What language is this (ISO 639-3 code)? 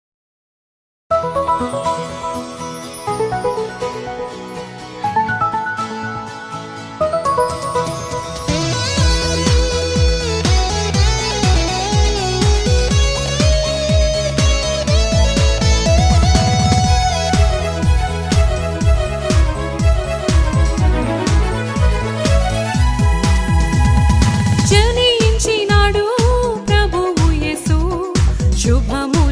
tel